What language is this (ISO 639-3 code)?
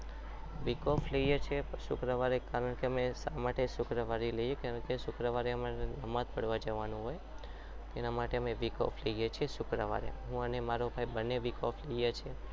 guj